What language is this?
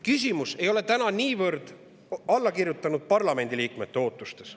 Estonian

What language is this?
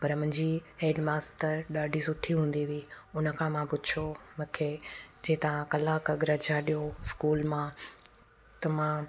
Sindhi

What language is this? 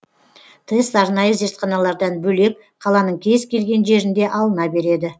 Kazakh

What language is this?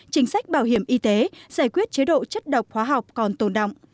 Vietnamese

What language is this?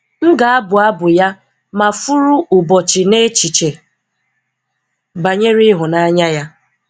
Igbo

